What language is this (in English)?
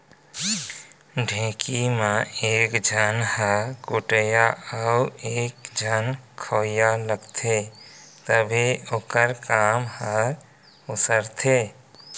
Chhattisgarhi